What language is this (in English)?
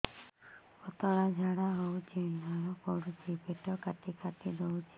Odia